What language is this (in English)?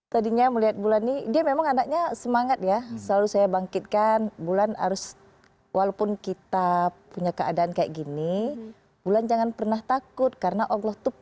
Indonesian